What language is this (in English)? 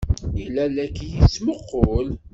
Kabyle